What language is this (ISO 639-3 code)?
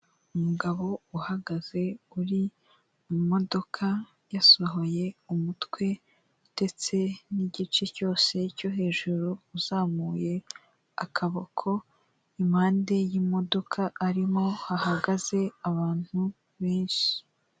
kin